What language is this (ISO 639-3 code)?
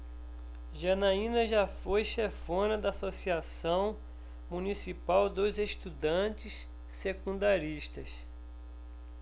por